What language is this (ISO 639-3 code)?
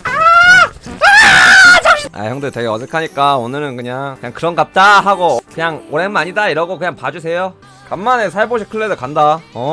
kor